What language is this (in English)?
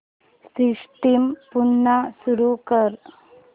Marathi